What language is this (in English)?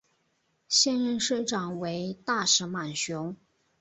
Chinese